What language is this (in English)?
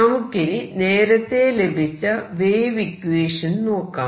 Malayalam